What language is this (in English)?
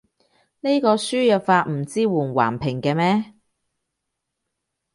Cantonese